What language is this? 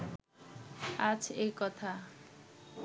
Bangla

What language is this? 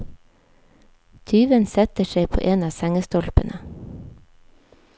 Norwegian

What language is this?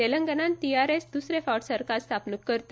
Konkani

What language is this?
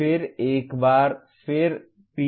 Hindi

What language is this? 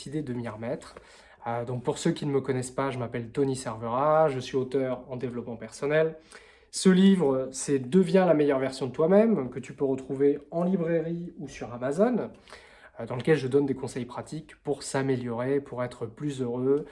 French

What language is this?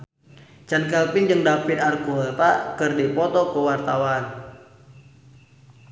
Sundanese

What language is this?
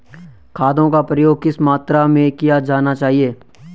Hindi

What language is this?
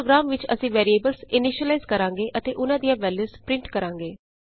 Punjabi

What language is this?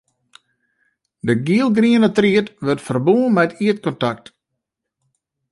Western Frisian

